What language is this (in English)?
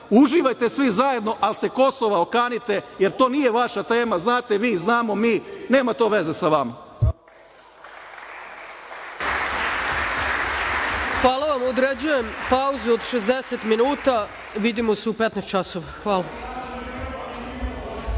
Serbian